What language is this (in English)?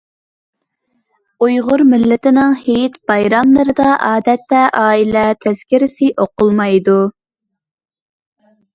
Uyghur